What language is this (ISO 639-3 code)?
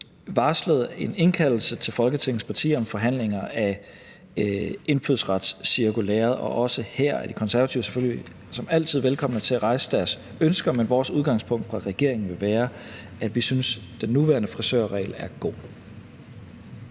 dan